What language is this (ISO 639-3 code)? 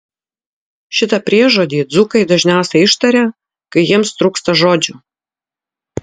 lit